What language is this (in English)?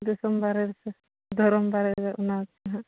Santali